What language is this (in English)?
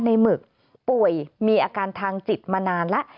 Thai